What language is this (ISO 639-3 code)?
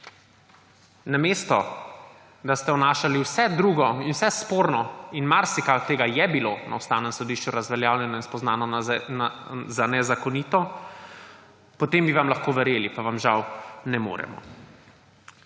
slv